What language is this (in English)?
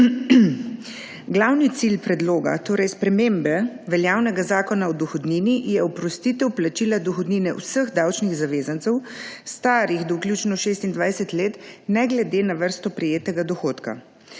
Slovenian